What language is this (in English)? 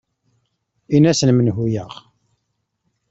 Kabyle